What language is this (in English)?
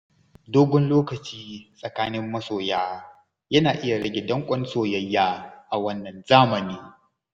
Hausa